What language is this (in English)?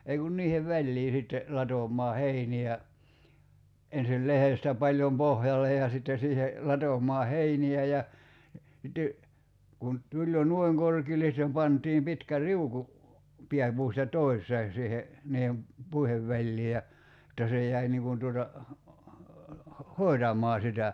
Finnish